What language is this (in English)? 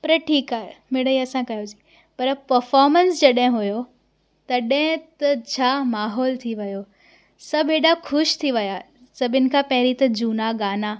Sindhi